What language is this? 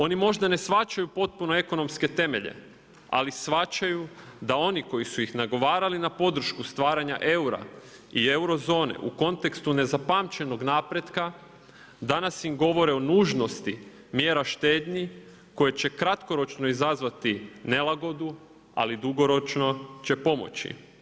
Croatian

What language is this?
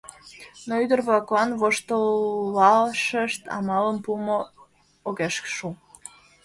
Mari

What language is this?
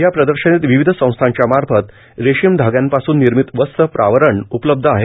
Marathi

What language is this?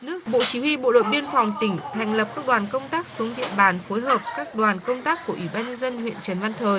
Vietnamese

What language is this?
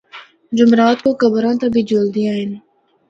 Northern Hindko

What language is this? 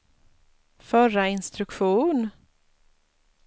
Swedish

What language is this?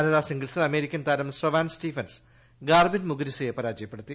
Malayalam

